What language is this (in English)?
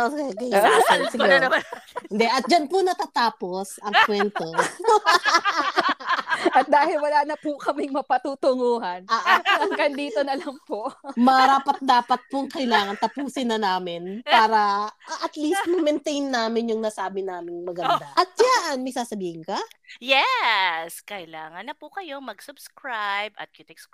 Filipino